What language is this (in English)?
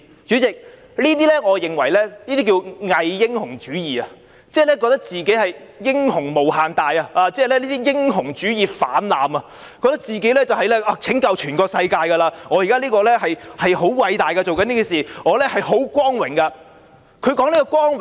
Cantonese